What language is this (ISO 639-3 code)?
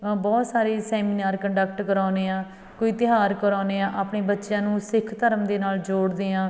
pan